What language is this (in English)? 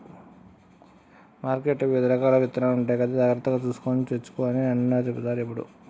Telugu